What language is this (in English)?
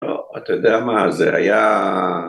Hebrew